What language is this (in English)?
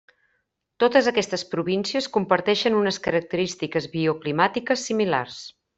Catalan